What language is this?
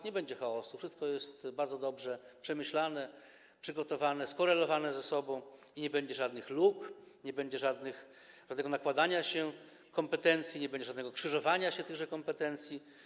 Polish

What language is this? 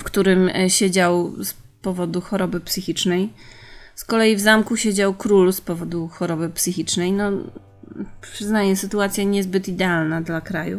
Polish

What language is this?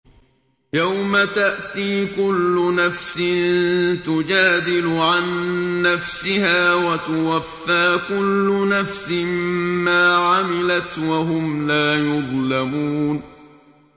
Arabic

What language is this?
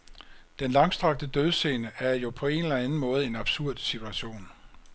Danish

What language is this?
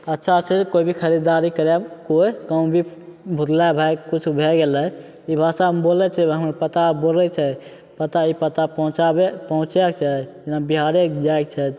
Maithili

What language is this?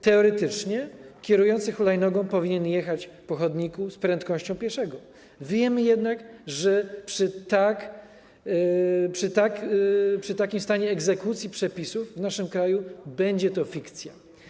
Polish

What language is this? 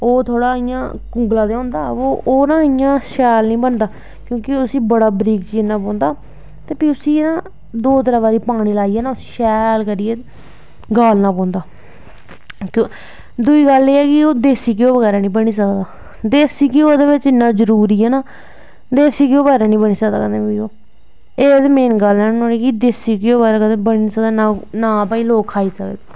Dogri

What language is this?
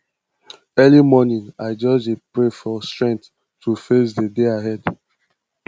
Nigerian Pidgin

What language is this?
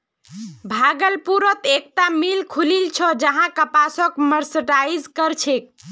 Magahi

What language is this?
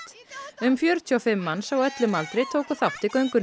Icelandic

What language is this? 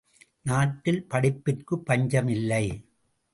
Tamil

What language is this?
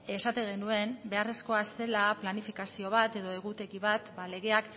Basque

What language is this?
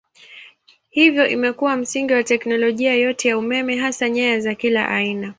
Swahili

